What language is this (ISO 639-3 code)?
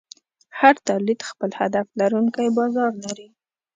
pus